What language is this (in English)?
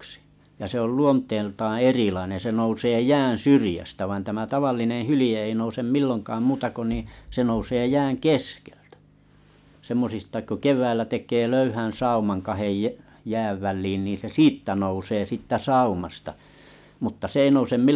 Finnish